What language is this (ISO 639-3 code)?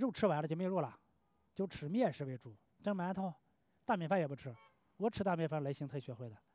zho